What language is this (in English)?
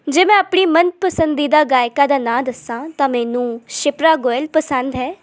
Punjabi